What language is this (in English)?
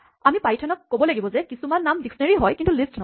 Assamese